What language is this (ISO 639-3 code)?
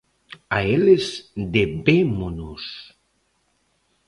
glg